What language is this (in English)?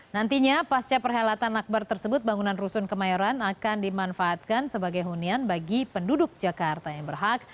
Indonesian